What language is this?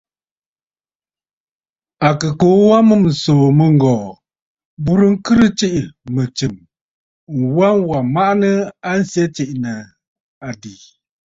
Bafut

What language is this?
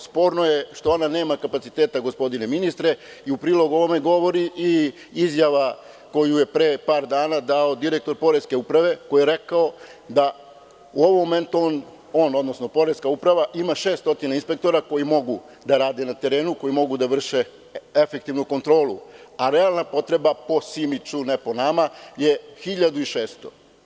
Serbian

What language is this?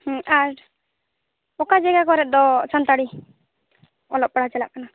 Santali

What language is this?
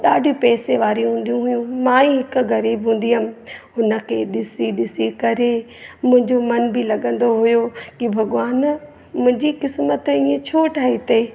Sindhi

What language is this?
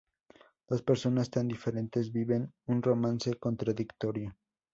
Spanish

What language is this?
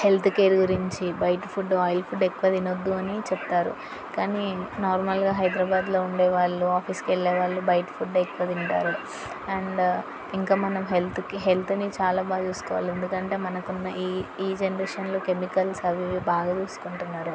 Telugu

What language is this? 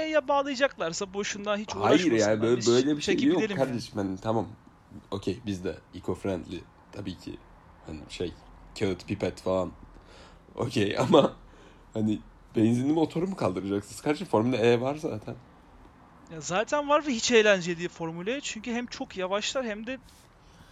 Turkish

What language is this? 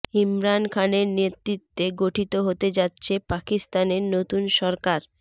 Bangla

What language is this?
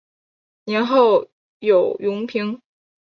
Chinese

